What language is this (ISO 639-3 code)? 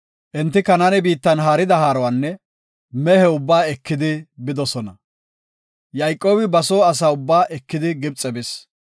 gof